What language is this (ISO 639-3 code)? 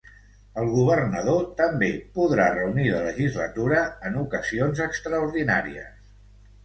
cat